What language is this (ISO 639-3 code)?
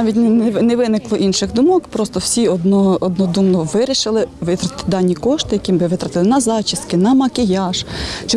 ukr